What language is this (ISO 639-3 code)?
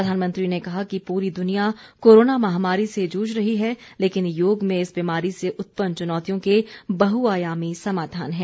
hin